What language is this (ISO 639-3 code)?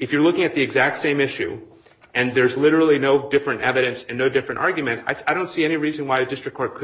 eng